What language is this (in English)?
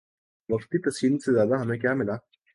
Urdu